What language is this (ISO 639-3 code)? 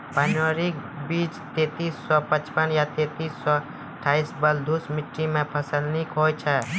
mai